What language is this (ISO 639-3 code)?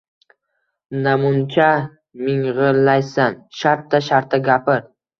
uzb